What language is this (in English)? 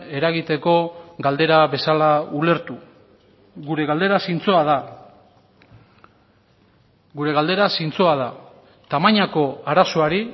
Basque